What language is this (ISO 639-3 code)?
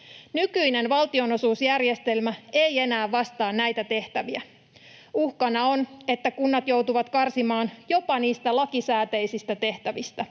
fin